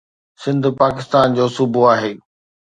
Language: Sindhi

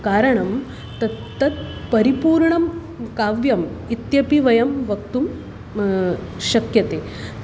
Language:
Sanskrit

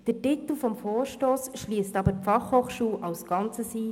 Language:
Swiss German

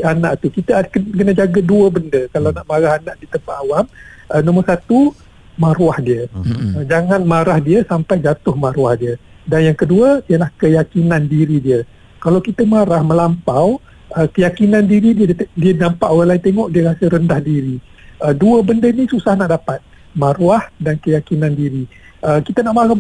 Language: Malay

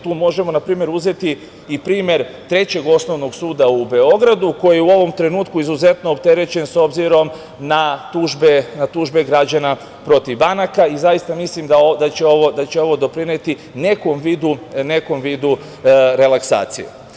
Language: Serbian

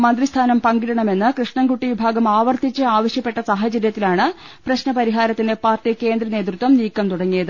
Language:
Malayalam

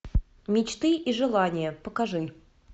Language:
Russian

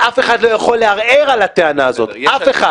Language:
Hebrew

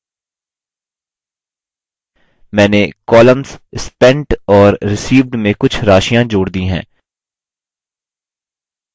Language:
Hindi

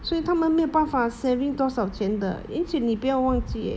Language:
English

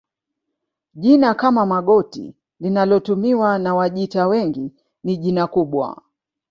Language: Swahili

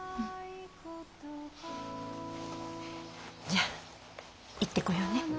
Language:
Japanese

